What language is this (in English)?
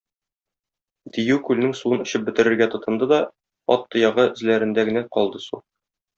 Tatar